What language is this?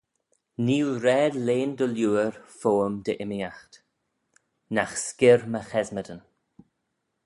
Manx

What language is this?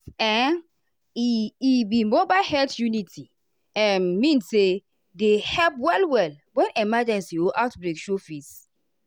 Nigerian Pidgin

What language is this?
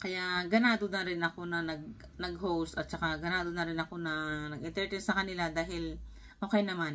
Filipino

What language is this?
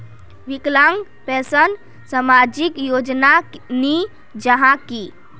Magahi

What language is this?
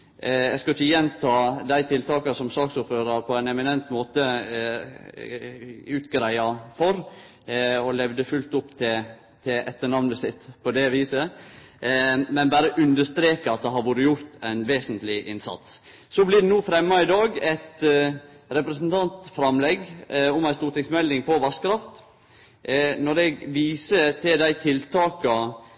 Norwegian Nynorsk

